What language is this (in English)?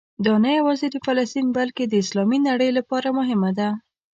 Pashto